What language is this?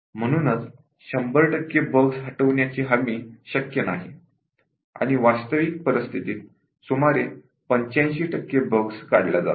Marathi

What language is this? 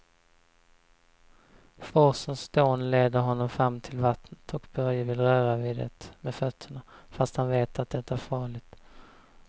Swedish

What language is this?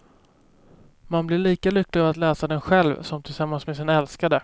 Swedish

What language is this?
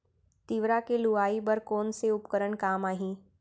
Chhattisgarhi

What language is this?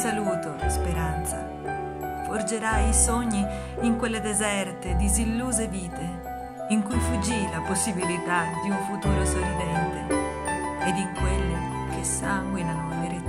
Italian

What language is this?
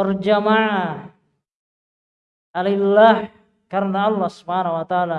Indonesian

